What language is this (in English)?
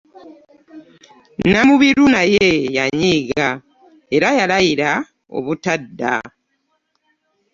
Ganda